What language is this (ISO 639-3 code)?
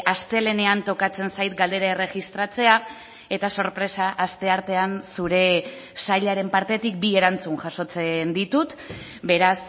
eus